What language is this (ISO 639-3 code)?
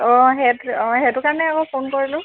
asm